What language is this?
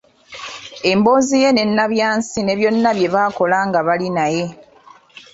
Ganda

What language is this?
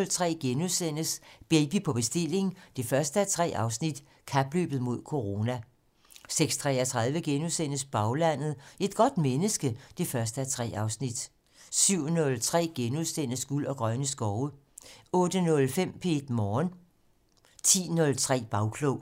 Danish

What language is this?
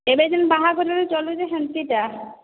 Odia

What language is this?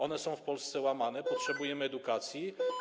Polish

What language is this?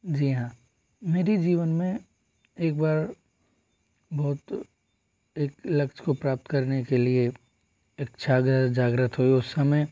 Hindi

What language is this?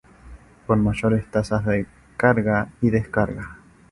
Spanish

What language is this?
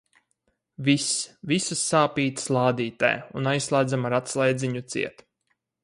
Latvian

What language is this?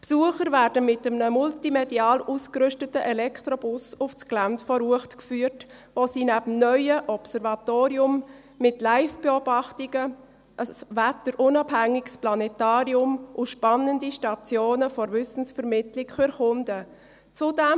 Swiss German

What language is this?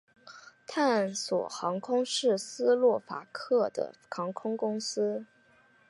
Chinese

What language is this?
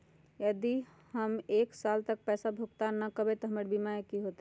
Magahi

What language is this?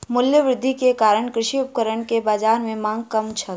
Maithili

